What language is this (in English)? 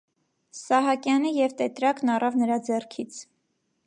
Armenian